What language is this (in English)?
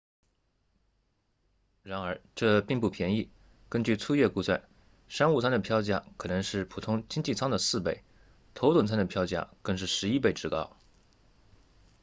Chinese